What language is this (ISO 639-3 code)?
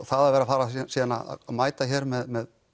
isl